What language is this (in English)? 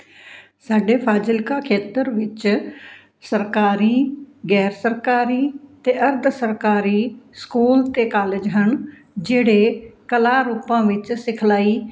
Punjabi